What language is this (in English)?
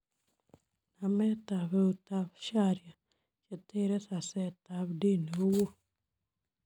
Kalenjin